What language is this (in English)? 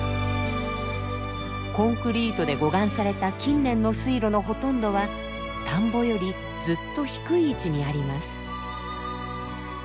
Japanese